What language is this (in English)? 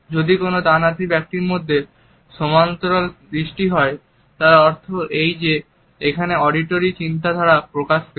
Bangla